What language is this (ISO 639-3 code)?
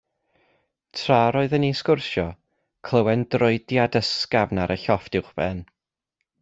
cym